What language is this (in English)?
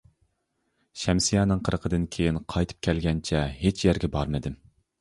Uyghur